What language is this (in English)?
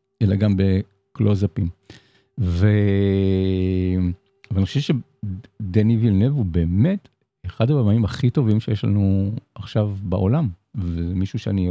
Hebrew